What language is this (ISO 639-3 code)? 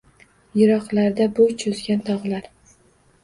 uzb